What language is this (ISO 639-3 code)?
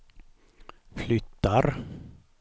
swe